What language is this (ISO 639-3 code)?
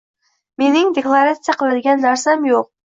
uzb